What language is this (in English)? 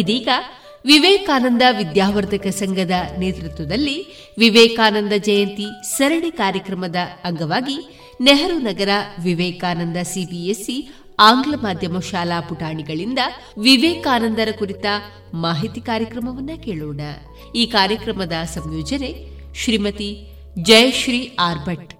Kannada